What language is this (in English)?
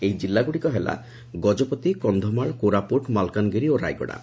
Odia